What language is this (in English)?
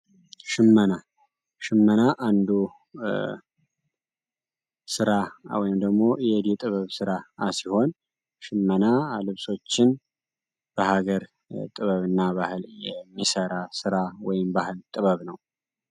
Amharic